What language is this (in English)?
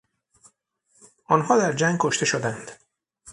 Persian